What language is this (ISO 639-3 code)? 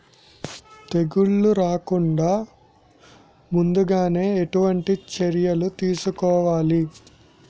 tel